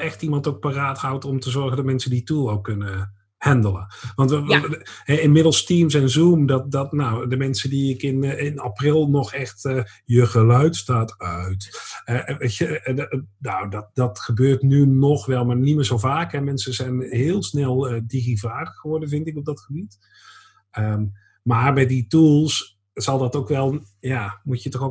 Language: Dutch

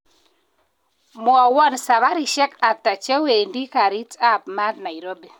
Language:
Kalenjin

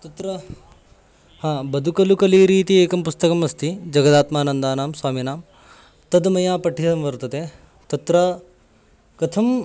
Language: Sanskrit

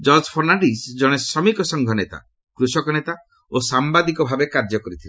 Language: Odia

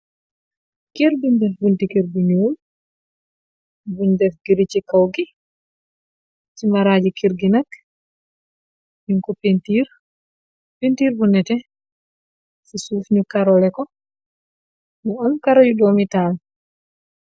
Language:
Wolof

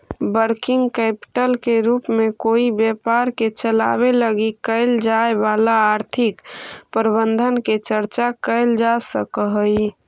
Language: Magahi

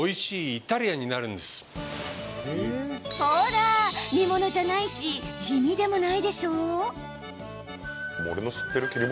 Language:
Japanese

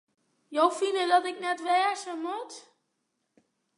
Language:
Western Frisian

